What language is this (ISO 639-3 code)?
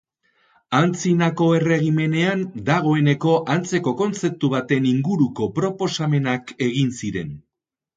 eus